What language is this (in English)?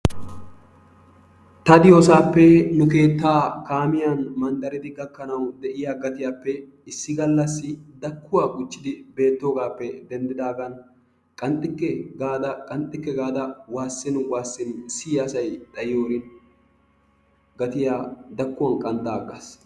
Wolaytta